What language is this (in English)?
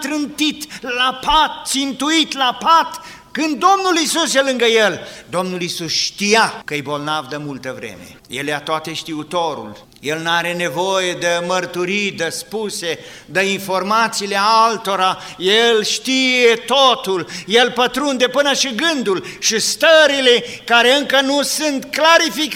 Romanian